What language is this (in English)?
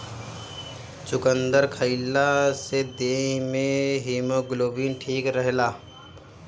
Bhojpuri